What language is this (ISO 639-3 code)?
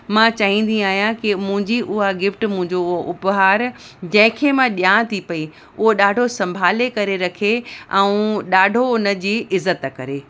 snd